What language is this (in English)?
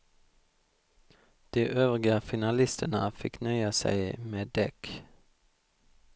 Swedish